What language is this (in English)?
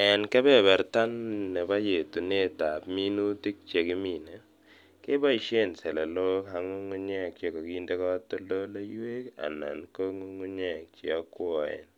Kalenjin